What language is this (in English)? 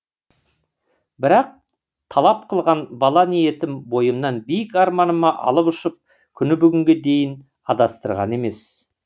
Kazakh